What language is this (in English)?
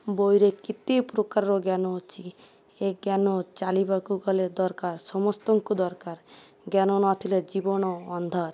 Odia